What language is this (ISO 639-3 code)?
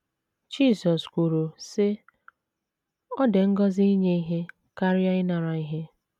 ibo